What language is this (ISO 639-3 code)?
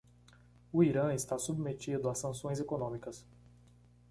por